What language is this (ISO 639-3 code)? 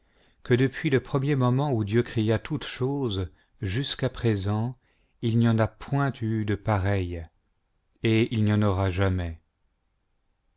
fra